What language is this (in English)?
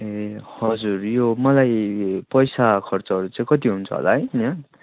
Nepali